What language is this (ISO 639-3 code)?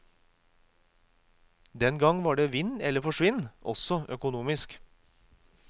nor